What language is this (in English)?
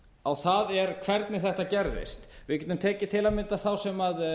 Icelandic